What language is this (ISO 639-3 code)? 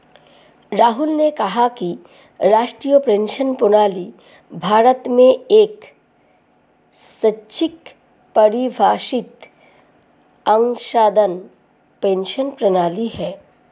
hin